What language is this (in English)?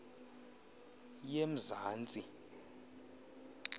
Xhosa